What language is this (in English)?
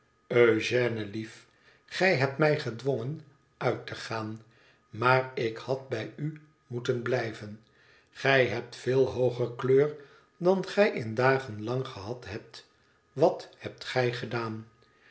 Dutch